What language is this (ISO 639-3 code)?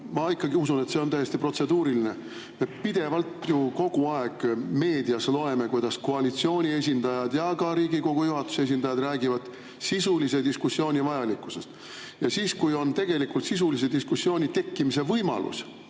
est